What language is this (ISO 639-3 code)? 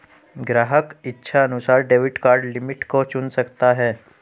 hin